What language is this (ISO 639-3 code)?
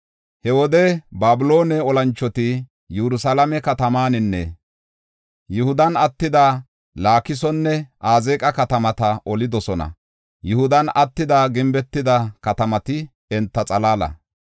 gof